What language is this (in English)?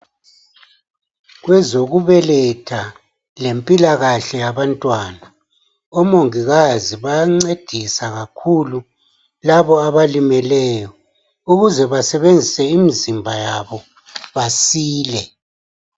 North Ndebele